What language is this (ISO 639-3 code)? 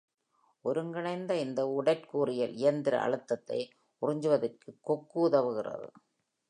tam